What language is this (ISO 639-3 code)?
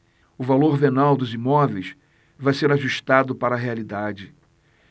por